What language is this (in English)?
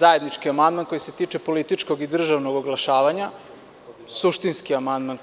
Serbian